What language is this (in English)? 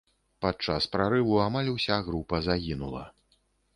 Belarusian